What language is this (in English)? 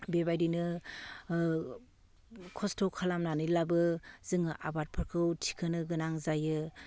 Bodo